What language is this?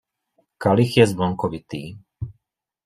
Czech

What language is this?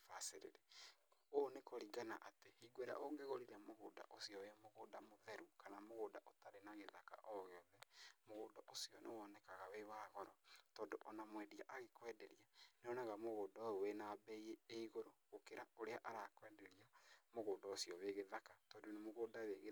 Kikuyu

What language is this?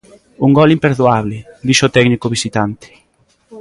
Galician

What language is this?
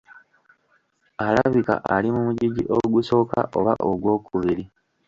Ganda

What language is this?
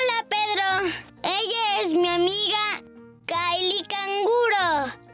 Spanish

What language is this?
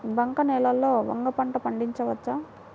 Telugu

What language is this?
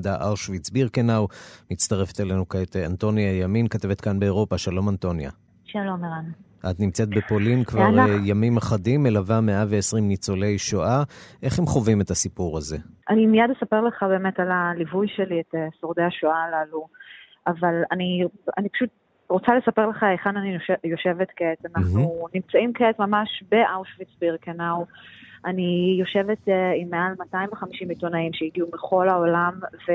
Hebrew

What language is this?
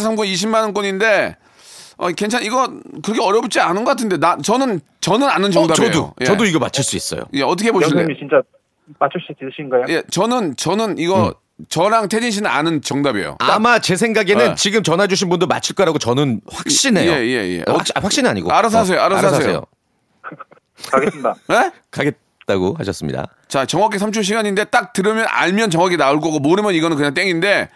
Korean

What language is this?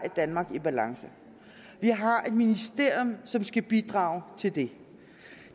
Danish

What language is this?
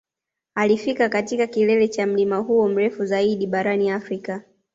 Swahili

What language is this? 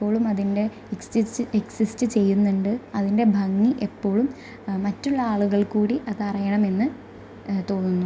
Malayalam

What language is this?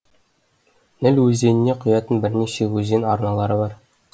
Kazakh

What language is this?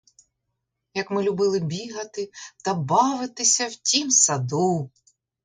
Ukrainian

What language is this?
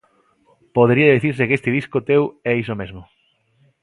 Galician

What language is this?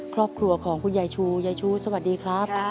Thai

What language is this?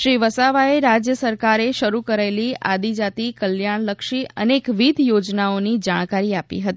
Gujarati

